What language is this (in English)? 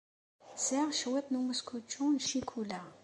Kabyle